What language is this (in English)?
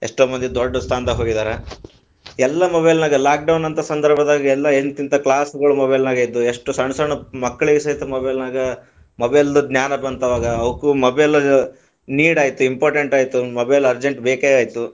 Kannada